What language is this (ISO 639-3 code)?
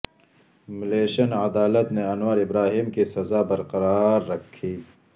urd